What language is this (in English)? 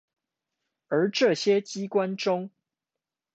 Chinese